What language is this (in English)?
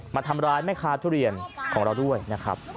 Thai